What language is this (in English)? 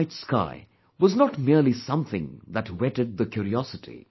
English